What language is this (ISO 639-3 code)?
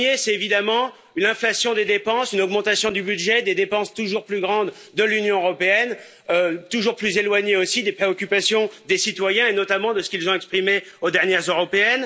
fra